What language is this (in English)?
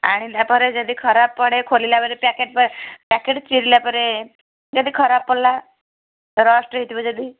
Odia